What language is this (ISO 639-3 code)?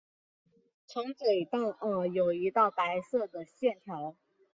zho